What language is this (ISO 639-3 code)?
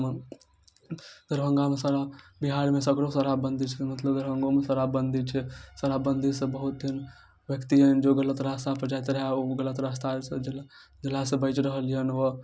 mai